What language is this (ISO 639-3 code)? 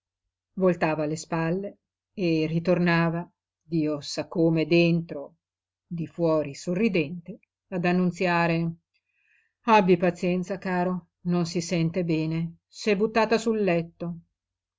ita